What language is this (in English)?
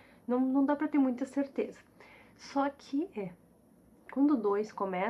Portuguese